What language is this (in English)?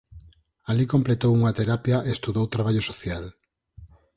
Galician